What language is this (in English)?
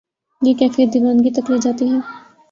Urdu